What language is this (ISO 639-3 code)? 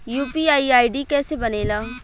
bho